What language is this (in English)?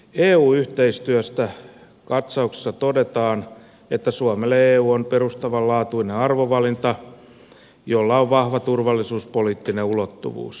Finnish